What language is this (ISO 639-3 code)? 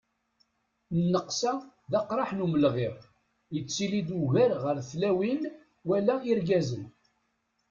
kab